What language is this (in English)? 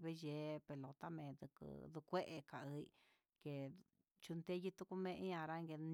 Huitepec Mixtec